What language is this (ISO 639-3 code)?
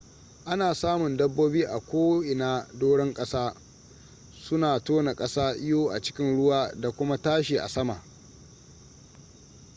hau